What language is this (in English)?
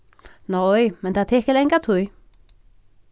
Faroese